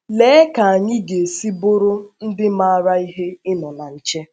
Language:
Igbo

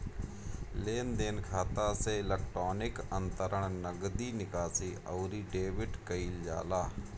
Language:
Bhojpuri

